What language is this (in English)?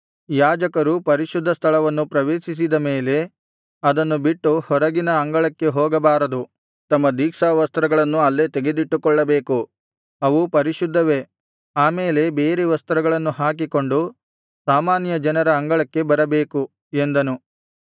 Kannada